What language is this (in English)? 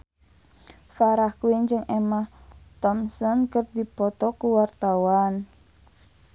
Sundanese